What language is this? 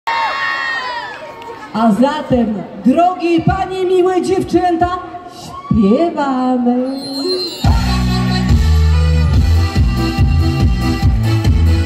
Polish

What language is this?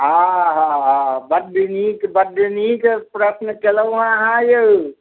Maithili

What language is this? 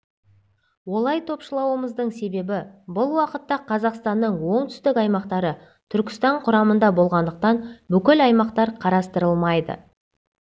Kazakh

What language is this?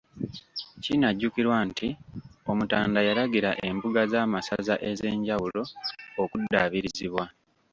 Ganda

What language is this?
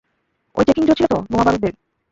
Bangla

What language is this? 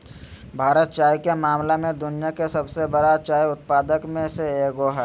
Magahi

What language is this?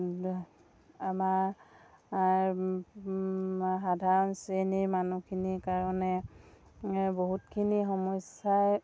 Assamese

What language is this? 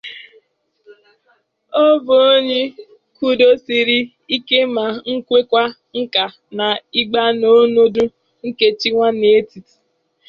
Igbo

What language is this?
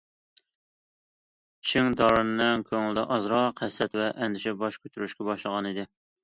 Uyghur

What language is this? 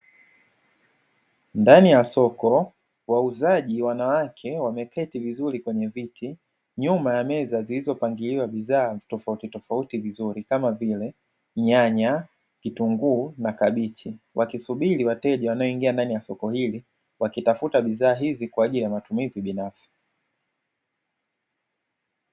Swahili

